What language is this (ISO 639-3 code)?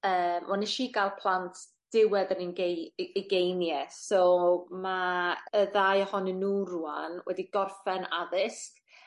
cym